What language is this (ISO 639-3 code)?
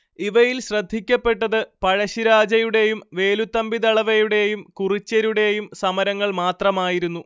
mal